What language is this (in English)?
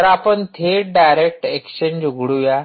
Marathi